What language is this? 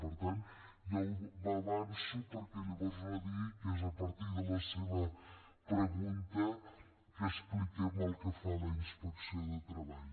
Catalan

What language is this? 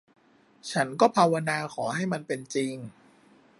Thai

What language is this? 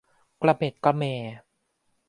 Thai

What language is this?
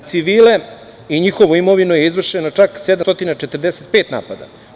Serbian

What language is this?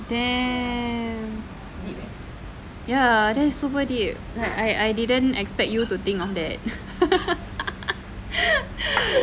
English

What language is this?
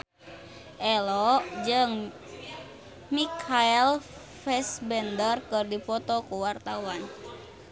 Sundanese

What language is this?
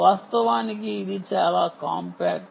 Telugu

